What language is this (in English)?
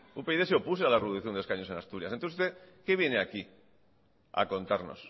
Spanish